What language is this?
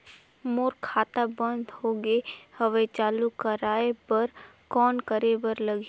Chhattisgarhi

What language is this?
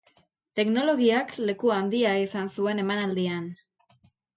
Basque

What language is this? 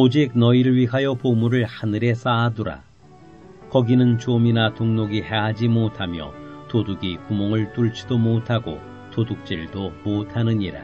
Korean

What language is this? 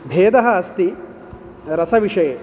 Sanskrit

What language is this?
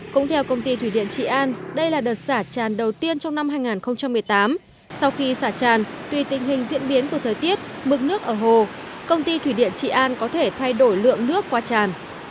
Vietnamese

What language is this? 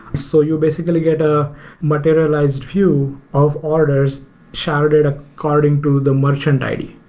English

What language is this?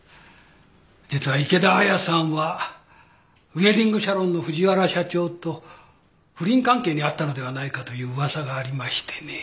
Japanese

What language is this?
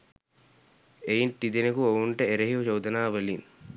Sinhala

